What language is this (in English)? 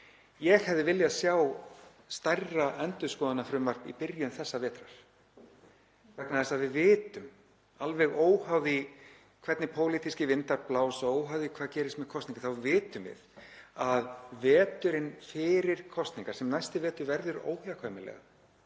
Icelandic